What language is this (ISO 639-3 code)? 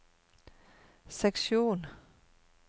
nor